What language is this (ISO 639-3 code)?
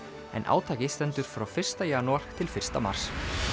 isl